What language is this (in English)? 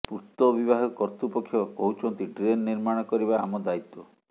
Odia